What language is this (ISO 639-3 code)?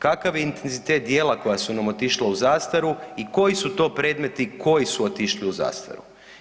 hrv